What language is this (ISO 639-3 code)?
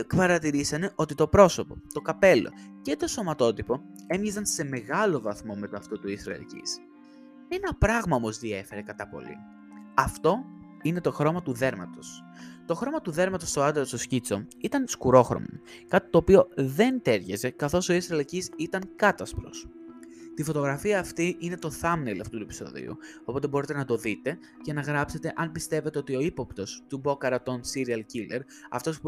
ell